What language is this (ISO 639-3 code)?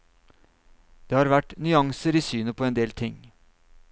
nor